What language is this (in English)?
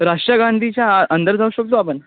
Marathi